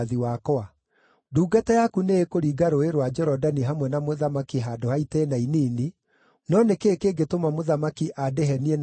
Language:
Kikuyu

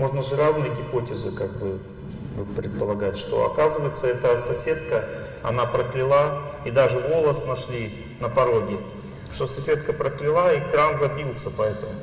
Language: Russian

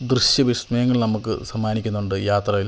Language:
Malayalam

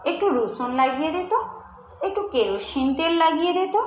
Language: Bangla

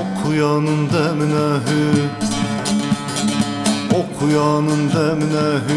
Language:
Turkish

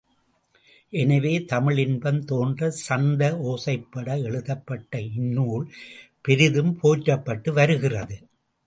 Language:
Tamil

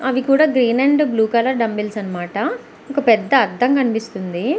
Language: Telugu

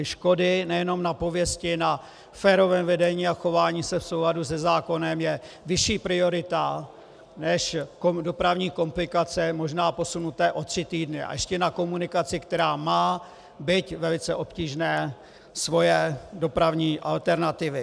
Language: Czech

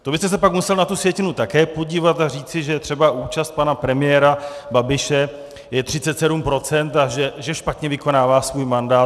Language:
Czech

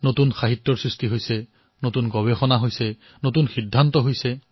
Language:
Assamese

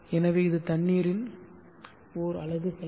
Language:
Tamil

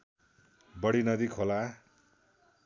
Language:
Nepali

